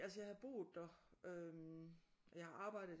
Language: Danish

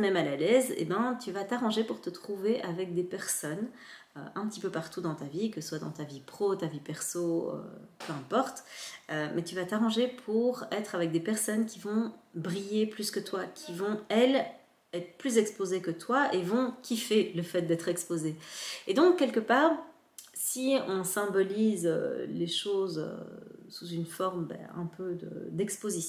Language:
French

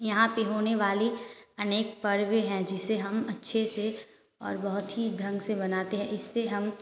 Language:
Hindi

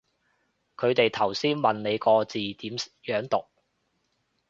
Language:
Cantonese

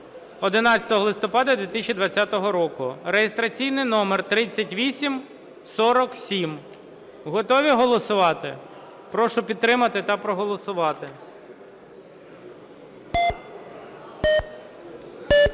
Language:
Ukrainian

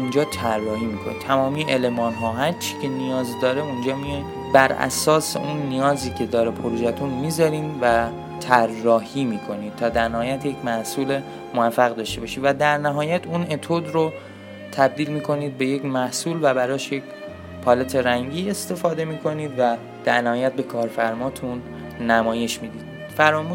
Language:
Persian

